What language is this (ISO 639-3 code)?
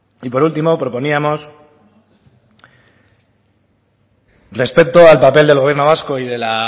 spa